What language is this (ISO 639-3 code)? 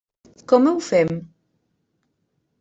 cat